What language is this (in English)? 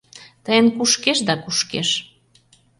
Mari